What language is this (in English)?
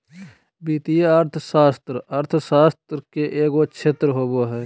Magahi